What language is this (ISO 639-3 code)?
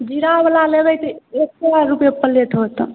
mai